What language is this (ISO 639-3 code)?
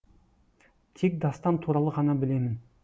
kaz